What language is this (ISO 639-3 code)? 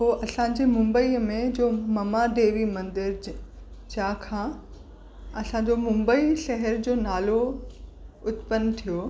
snd